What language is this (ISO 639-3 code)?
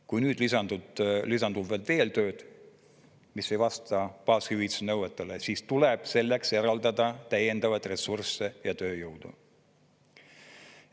est